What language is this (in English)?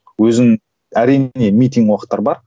Kazakh